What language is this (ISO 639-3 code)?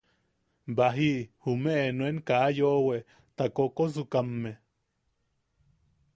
yaq